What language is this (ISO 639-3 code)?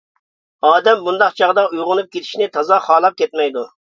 uig